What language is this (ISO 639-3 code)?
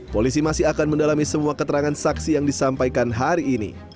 ind